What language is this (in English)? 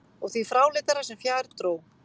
Icelandic